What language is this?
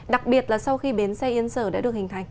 Vietnamese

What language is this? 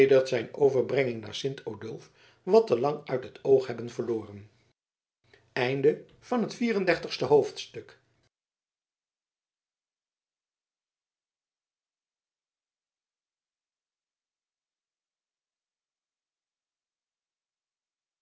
Dutch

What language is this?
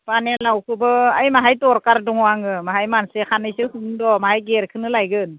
Bodo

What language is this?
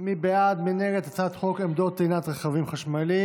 Hebrew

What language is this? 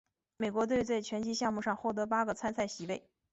Chinese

